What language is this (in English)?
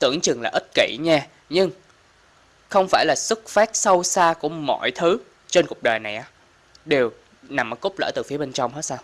Vietnamese